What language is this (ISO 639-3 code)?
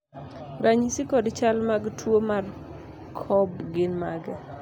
luo